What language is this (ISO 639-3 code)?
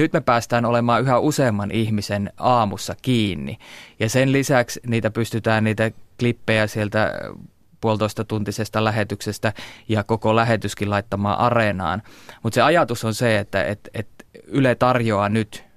fin